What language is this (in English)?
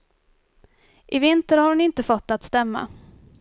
Swedish